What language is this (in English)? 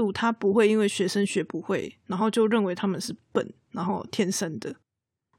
Chinese